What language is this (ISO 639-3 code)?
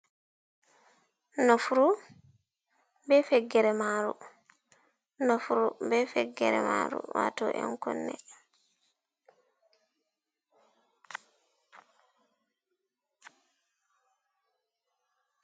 ful